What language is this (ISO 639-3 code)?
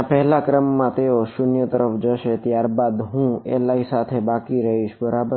guj